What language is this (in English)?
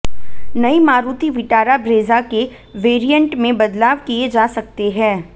Hindi